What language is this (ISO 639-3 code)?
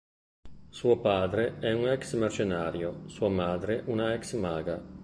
ita